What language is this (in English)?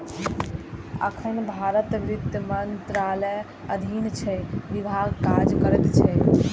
Maithili